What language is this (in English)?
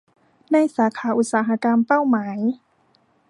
Thai